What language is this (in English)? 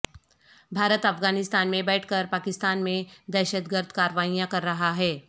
Urdu